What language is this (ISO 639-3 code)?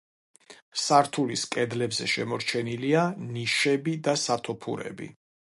kat